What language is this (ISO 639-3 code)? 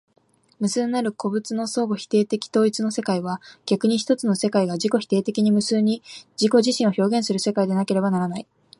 jpn